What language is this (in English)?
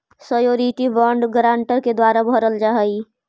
Magahi